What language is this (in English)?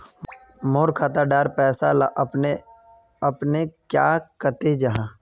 Magahi